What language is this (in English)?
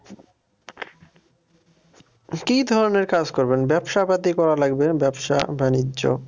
Bangla